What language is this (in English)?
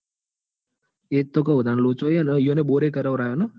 Gujarati